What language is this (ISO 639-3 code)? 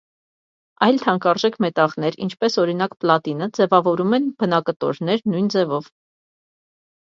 hye